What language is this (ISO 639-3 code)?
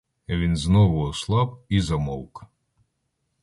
ukr